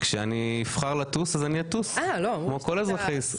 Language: Hebrew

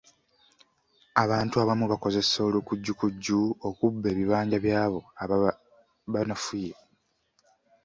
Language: Ganda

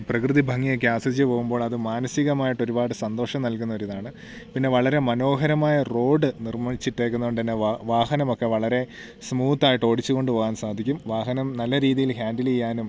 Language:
Malayalam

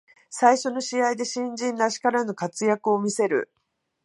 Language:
Japanese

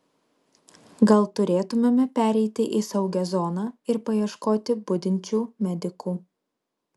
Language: Lithuanian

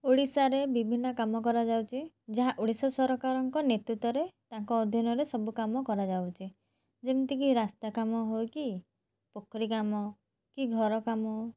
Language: Odia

